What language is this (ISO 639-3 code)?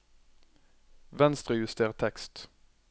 nor